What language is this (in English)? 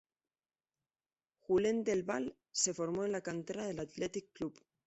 Spanish